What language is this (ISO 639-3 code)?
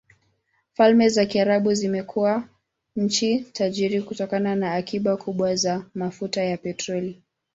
swa